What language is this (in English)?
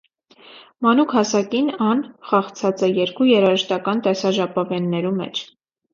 Armenian